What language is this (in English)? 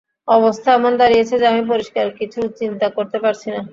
Bangla